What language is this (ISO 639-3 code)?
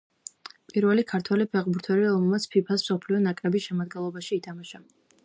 kat